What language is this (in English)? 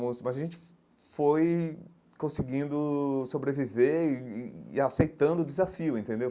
Portuguese